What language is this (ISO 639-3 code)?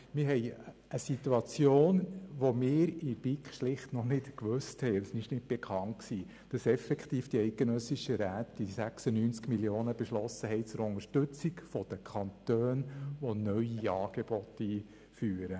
gsw